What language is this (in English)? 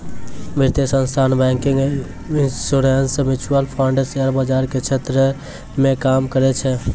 Maithili